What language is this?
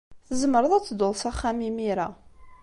Kabyle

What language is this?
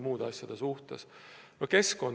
Estonian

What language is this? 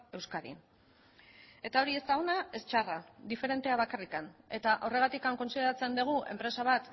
Basque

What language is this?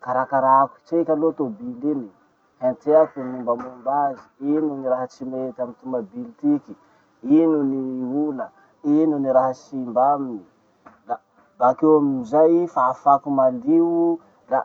Masikoro Malagasy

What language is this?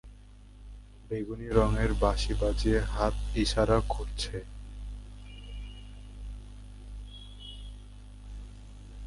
Bangla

